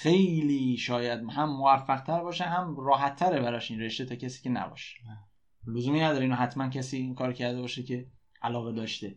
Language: Persian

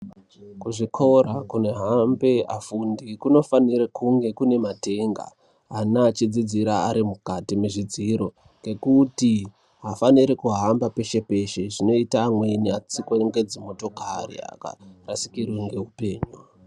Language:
Ndau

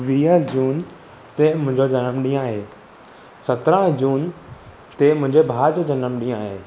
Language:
Sindhi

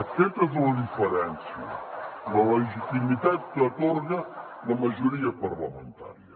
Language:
Catalan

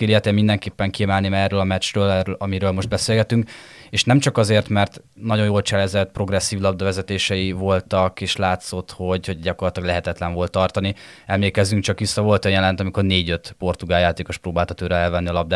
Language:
Hungarian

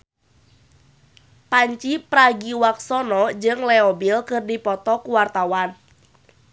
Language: Sundanese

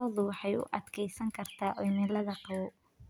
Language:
Somali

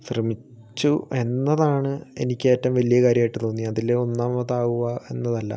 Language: Malayalam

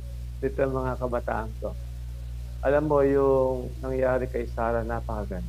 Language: Filipino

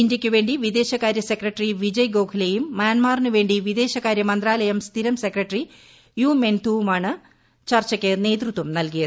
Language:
Malayalam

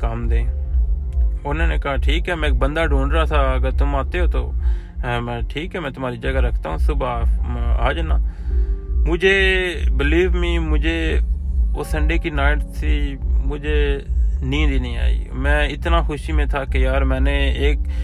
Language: Urdu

